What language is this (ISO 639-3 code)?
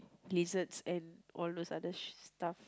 eng